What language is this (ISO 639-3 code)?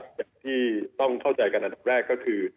tha